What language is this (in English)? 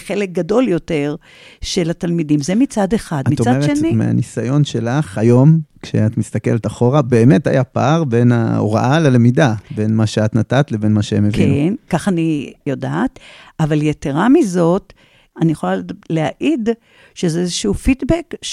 Hebrew